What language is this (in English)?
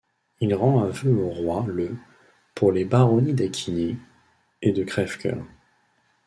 French